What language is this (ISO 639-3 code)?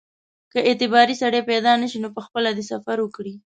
pus